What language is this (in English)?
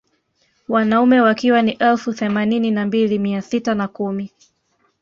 Swahili